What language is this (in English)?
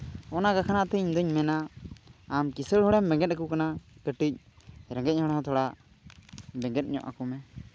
Santali